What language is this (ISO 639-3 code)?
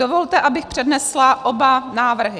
ces